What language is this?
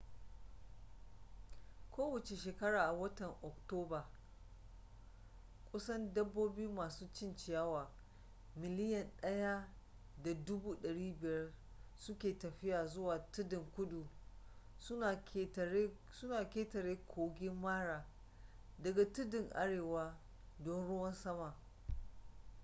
Hausa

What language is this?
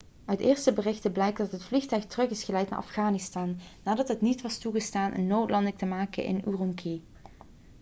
Dutch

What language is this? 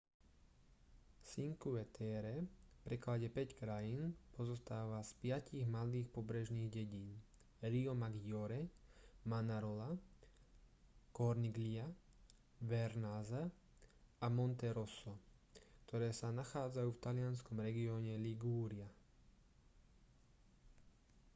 Slovak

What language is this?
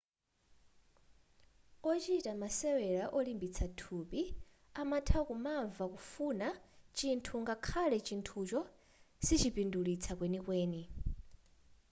Nyanja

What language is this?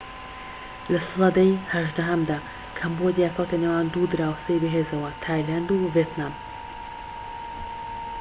Central Kurdish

